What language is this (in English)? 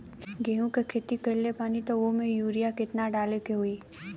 Bhojpuri